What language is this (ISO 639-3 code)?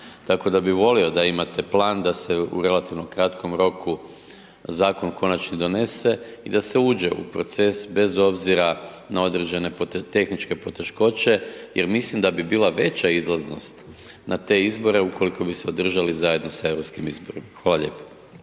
hrv